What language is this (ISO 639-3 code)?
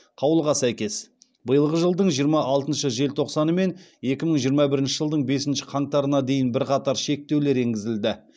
kaz